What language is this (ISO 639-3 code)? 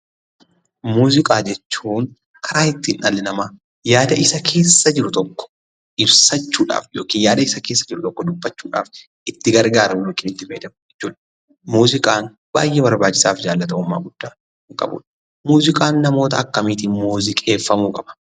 orm